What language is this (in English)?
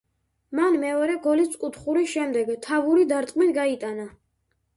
Georgian